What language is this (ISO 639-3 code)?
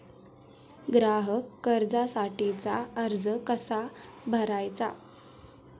mar